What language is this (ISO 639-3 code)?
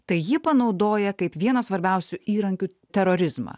lit